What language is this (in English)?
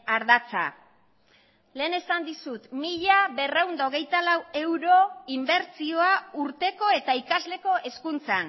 Basque